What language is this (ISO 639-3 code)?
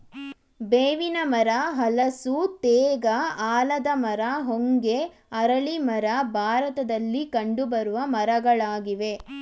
kan